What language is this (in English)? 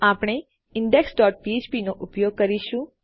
Gujarati